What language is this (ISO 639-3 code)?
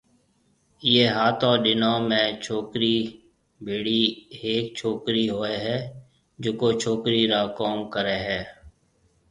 mve